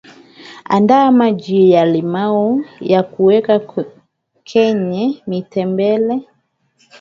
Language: Swahili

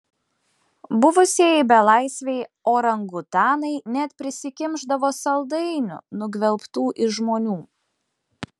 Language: Lithuanian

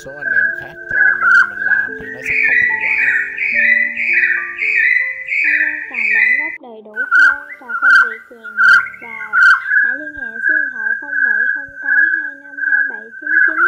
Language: Vietnamese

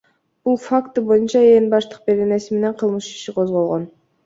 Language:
Kyrgyz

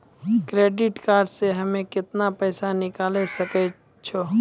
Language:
Maithili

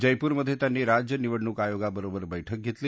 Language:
Marathi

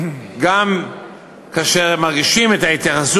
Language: Hebrew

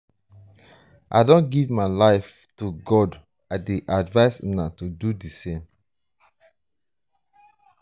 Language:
Nigerian Pidgin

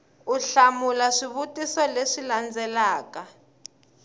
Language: Tsonga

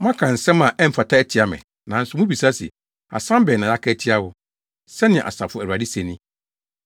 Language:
Akan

